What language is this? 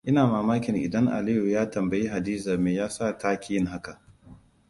Hausa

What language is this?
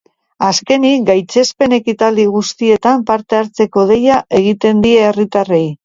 Basque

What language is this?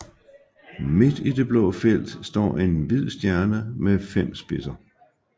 Danish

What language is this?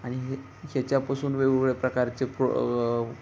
Marathi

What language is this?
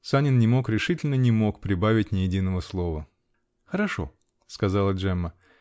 Russian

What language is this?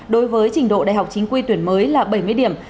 Vietnamese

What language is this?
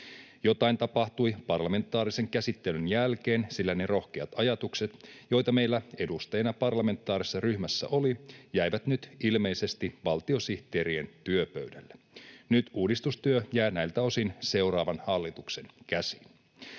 Finnish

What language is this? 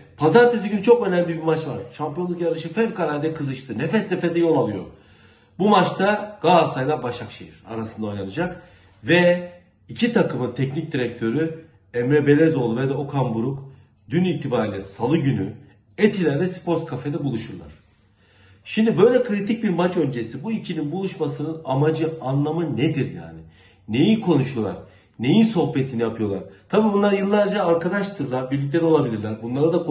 Turkish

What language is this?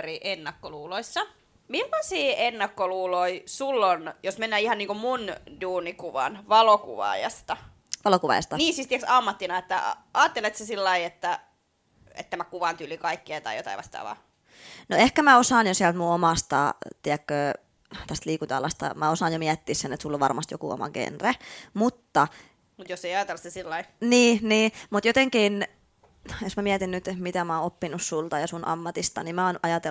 Finnish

